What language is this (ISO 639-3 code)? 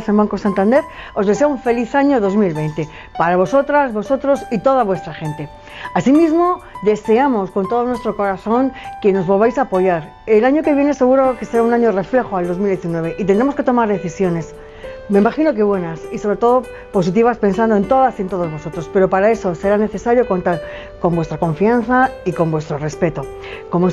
spa